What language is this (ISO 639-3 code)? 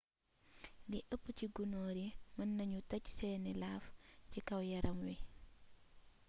wol